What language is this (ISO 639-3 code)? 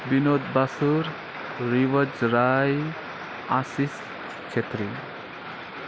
nep